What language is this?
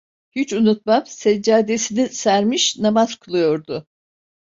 Turkish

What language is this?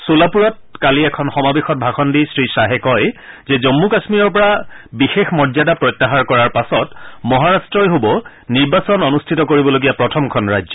Assamese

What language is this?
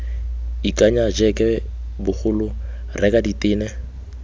Tswana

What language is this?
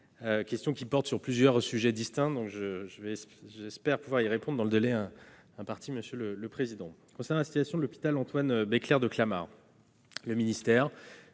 French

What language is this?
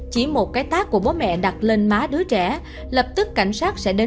Vietnamese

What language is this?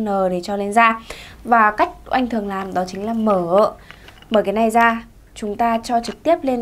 Vietnamese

